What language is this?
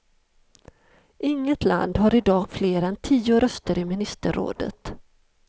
Swedish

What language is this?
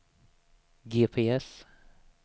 Swedish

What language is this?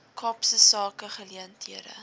Afrikaans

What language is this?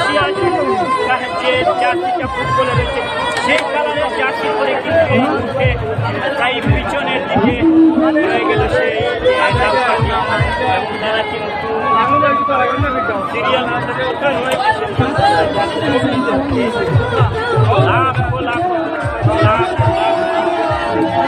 Romanian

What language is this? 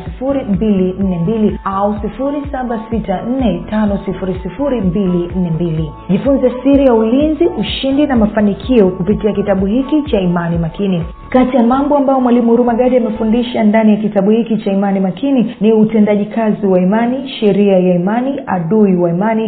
Swahili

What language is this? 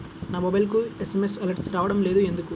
Telugu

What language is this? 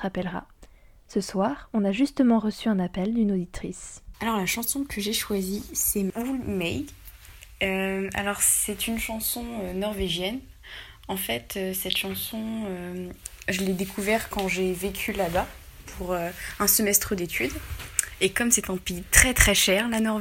French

